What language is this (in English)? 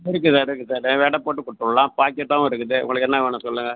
Tamil